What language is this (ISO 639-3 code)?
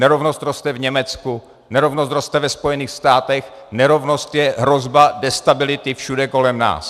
ces